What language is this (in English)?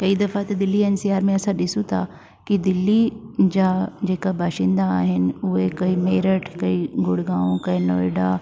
Sindhi